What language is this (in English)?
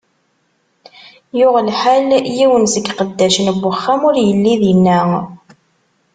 Kabyle